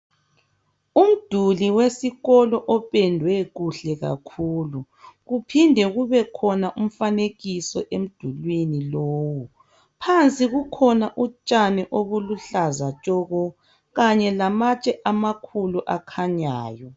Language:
North Ndebele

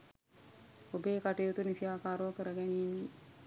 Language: Sinhala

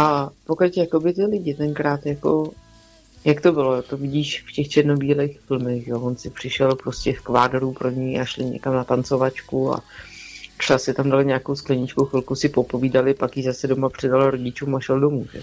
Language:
Czech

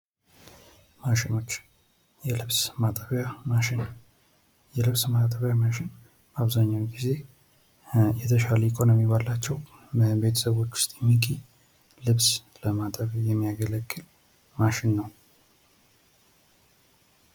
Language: Amharic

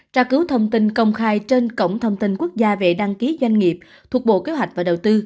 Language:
Vietnamese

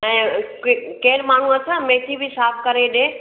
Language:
Sindhi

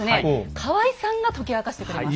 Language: Japanese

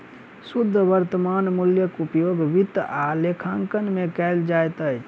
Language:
Maithili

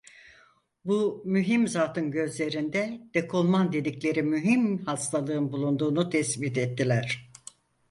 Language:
Turkish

